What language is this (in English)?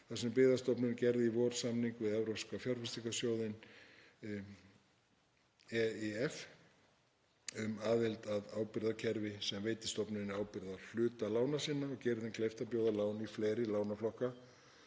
Icelandic